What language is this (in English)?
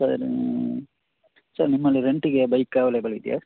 Kannada